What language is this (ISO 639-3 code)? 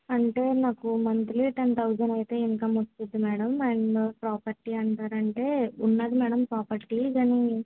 tel